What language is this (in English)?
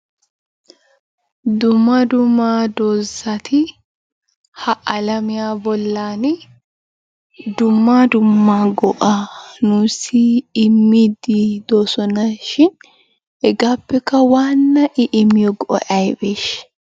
Wolaytta